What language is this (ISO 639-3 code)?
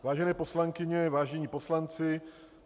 ces